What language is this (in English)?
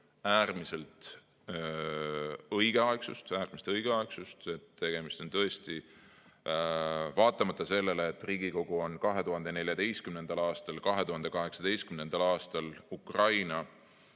Estonian